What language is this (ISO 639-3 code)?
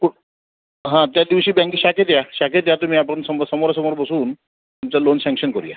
mar